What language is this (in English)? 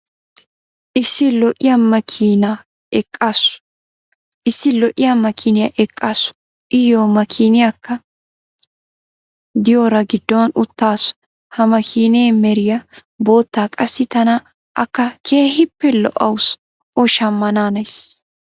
Wolaytta